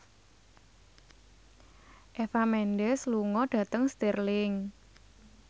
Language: Javanese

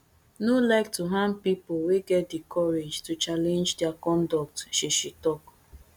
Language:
Nigerian Pidgin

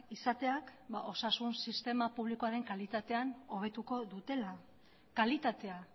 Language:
Basque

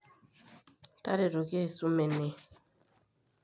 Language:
Masai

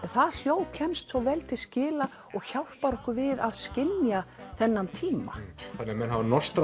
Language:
Icelandic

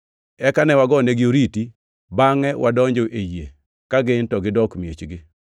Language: Luo (Kenya and Tanzania)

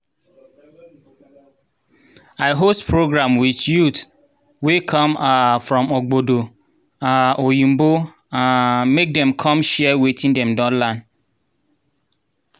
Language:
Nigerian Pidgin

